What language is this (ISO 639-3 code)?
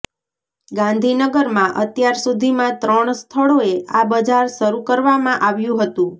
guj